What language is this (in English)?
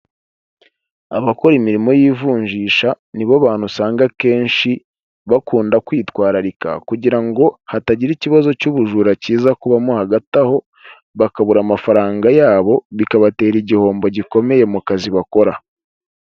Kinyarwanda